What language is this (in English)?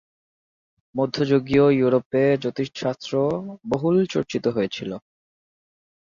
Bangla